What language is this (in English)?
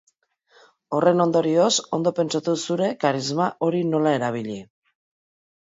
Basque